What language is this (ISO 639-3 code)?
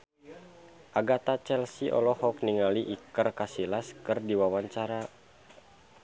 sun